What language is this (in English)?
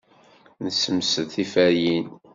Kabyle